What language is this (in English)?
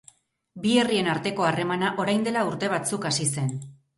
Basque